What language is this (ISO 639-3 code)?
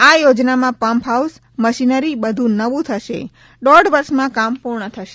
guj